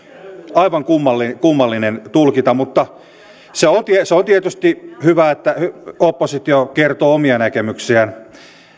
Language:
Finnish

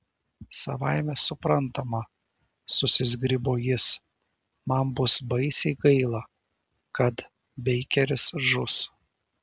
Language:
Lithuanian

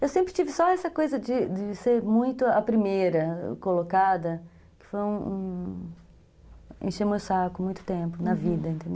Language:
Portuguese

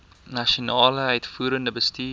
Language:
Afrikaans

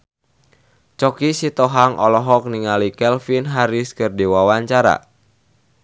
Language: Sundanese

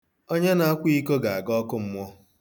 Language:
Igbo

